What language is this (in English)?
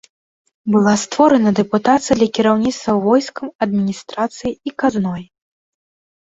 Belarusian